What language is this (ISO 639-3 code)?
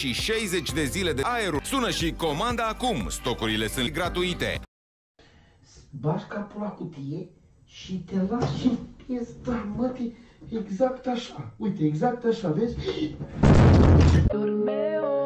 ron